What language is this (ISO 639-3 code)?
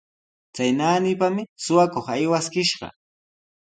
qws